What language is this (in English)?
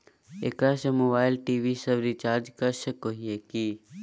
Magahi